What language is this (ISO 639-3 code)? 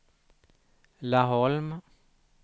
swe